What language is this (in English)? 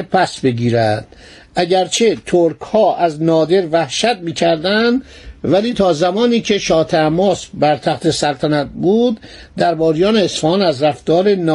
Persian